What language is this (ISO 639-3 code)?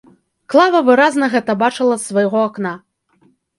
bel